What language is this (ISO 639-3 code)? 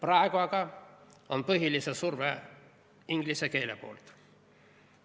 est